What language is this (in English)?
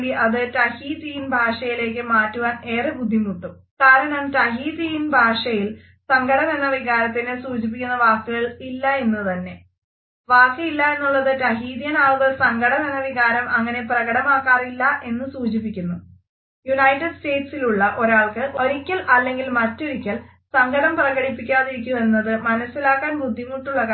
Malayalam